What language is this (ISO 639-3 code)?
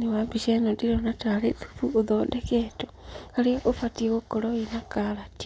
kik